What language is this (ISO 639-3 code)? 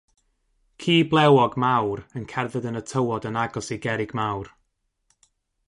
cym